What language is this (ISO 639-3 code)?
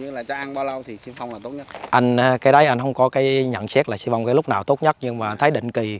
vie